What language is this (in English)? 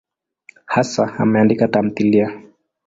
Swahili